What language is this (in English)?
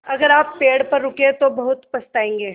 Hindi